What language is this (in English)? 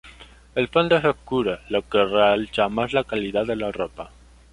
Spanish